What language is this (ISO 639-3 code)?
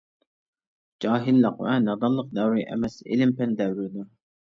uig